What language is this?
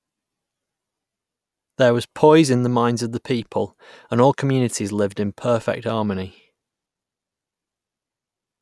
English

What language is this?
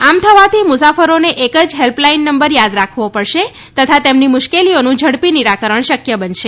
Gujarati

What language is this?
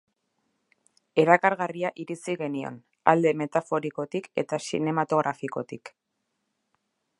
Basque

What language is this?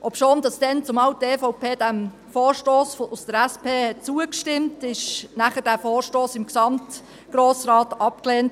Swiss German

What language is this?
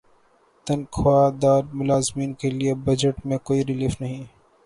Urdu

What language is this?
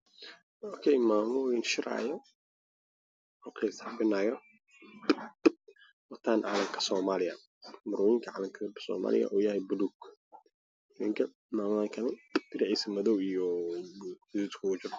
Somali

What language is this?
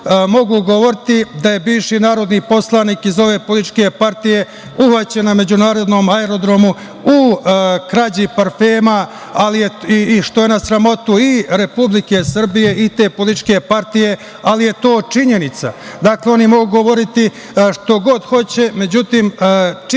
Serbian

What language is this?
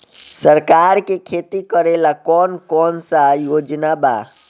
Bhojpuri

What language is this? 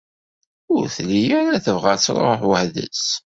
Kabyle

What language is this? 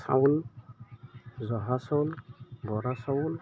Assamese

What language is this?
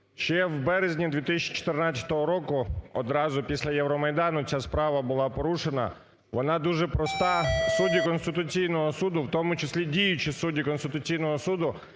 Ukrainian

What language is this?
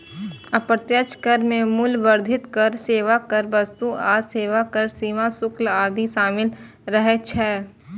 Maithili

